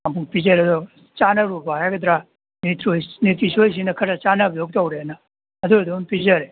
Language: Manipuri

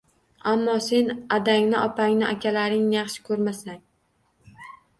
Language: Uzbek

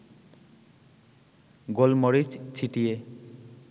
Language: Bangla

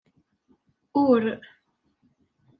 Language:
Kabyle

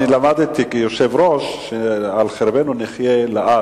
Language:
Hebrew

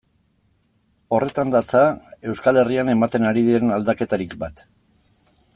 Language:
Basque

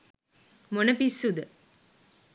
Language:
Sinhala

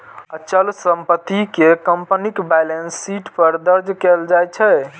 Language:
Maithili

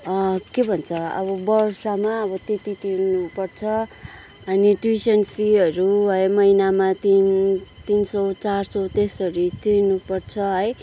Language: Nepali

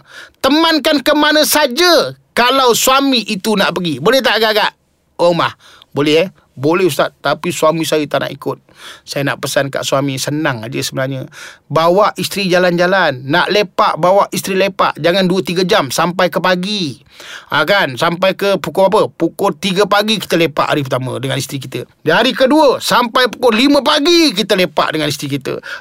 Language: Malay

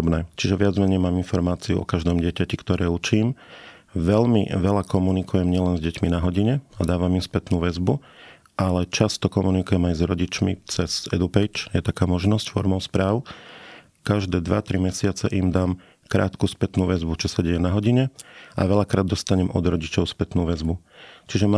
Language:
Slovak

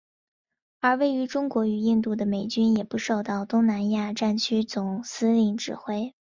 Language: Chinese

